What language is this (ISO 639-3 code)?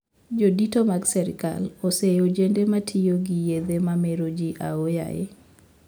luo